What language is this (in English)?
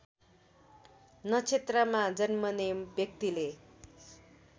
Nepali